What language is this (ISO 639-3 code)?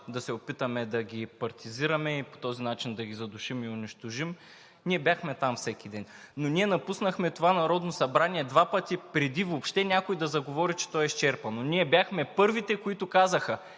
bul